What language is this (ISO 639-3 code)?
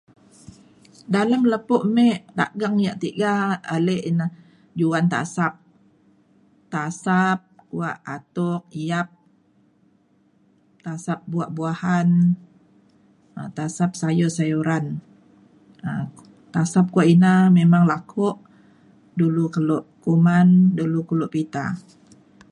xkl